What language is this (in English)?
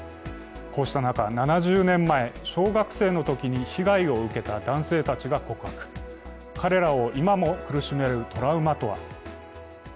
Japanese